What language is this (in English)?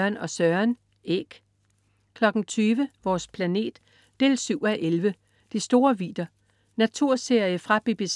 Danish